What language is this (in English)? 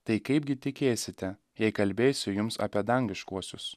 Lithuanian